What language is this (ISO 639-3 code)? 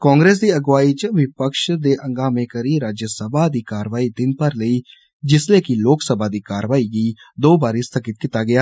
doi